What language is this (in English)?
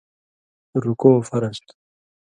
Indus Kohistani